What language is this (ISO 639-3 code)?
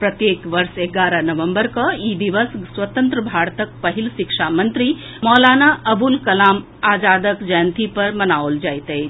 mai